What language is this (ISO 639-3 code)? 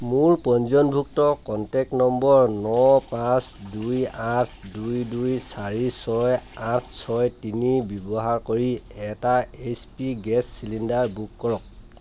asm